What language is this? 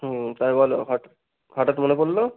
Bangla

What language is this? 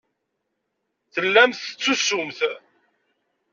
Kabyle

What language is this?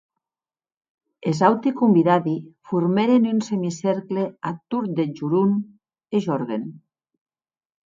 Occitan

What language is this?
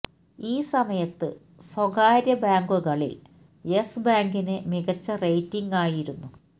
Malayalam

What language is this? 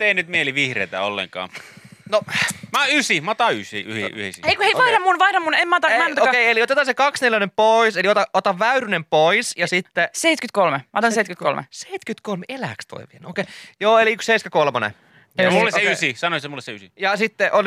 Finnish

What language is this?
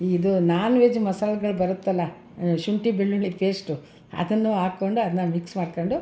Kannada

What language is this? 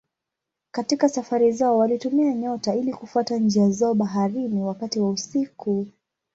Swahili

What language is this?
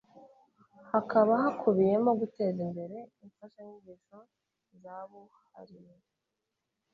Kinyarwanda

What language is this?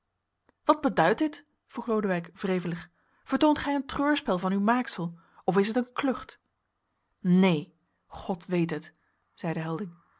Dutch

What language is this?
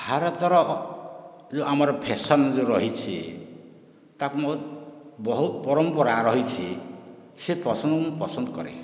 Odia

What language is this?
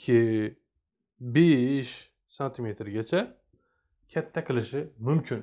Uzbek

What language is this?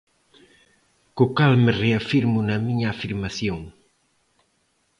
Galician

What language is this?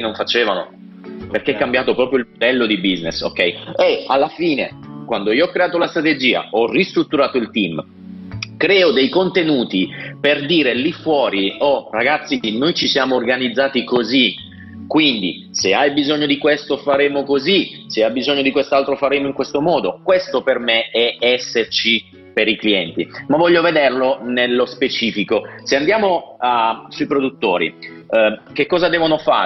Italian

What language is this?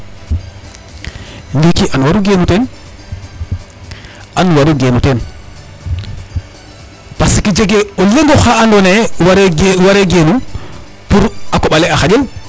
Serer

